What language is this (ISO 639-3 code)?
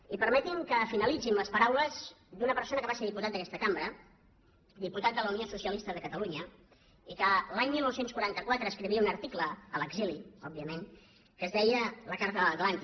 cat